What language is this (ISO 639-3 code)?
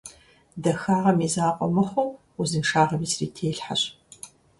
kbd